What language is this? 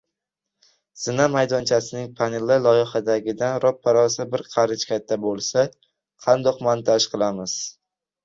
Uzbek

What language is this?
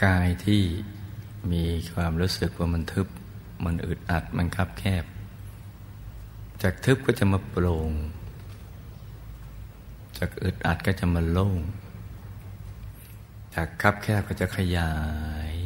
Thai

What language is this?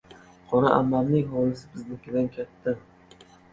Uzbek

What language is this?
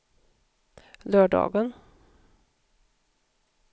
Swedish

